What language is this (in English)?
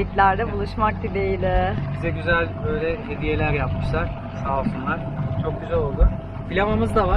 Turkish